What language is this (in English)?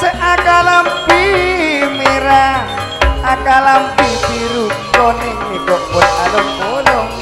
Indonesian